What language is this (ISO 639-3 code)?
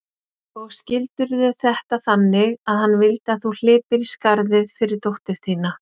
isl